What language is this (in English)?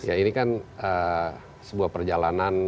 Indonesian